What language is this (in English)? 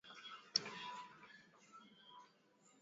Swahili